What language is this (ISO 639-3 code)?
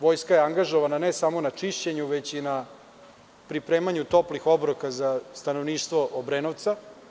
srp